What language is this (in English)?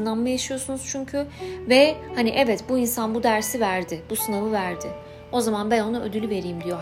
Turkish